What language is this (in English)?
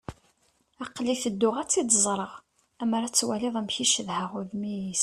Kabyle